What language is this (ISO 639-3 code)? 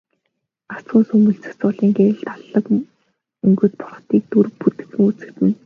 mon